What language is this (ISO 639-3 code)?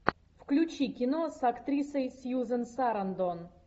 rus